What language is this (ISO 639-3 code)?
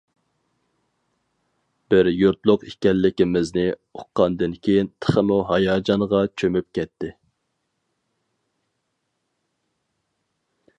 uig